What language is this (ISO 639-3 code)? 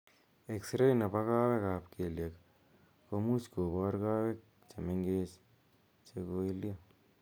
kln